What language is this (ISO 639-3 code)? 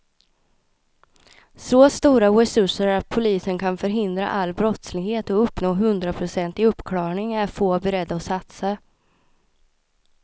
swe